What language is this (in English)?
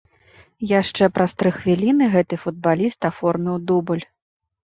Belarusian